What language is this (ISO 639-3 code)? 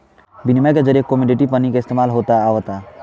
bho